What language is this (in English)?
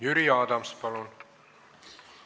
Estonian